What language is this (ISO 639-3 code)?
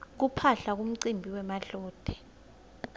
ssw